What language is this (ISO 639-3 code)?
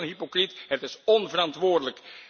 nld